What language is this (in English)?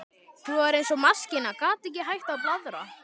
Icelandic